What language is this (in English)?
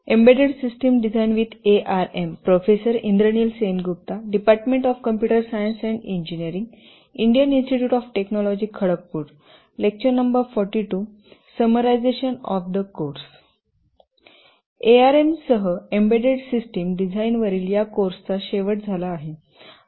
Marathi